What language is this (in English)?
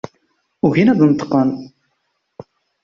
Kabyle